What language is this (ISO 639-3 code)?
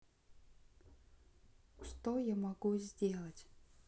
rus